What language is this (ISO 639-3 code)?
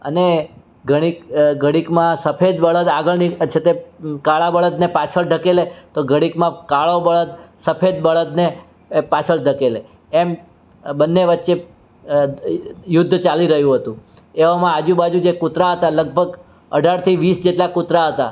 guj